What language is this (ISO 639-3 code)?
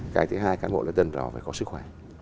vie